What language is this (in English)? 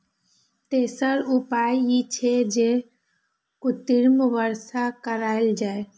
Maithili